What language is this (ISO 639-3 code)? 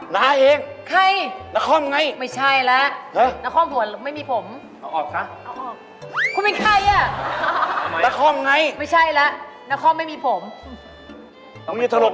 tha